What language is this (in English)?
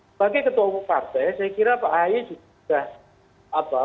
Indonesian